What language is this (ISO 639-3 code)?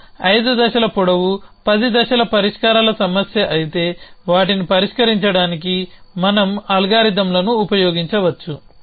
tel